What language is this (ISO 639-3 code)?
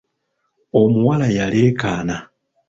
lug